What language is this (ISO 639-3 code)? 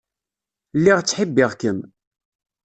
kab